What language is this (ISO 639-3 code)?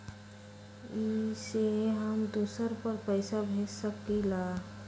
mag